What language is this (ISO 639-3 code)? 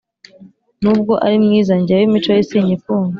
kin